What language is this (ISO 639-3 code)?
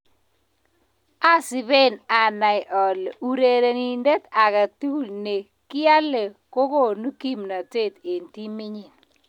kln